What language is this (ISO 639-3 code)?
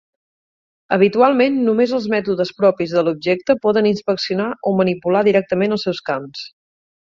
cat